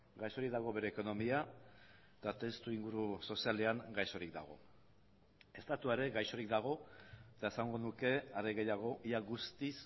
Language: Basque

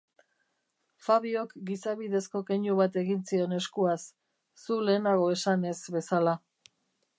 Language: Basque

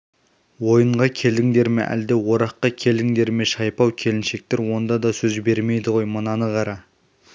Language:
Kazakh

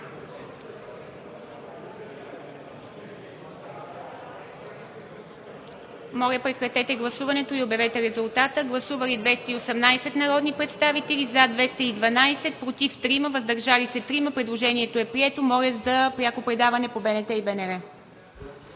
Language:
Bulgarian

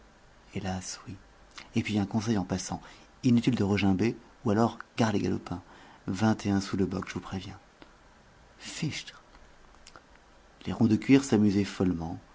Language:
French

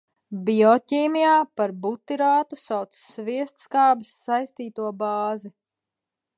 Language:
Latvian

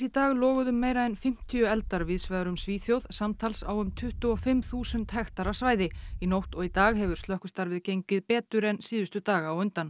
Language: Icelandic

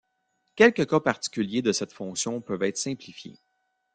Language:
French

